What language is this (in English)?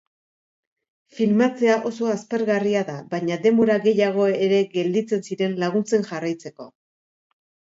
Basque